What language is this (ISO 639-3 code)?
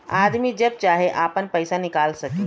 bho